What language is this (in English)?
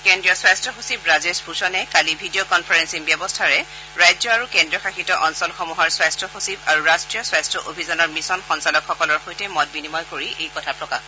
Assamese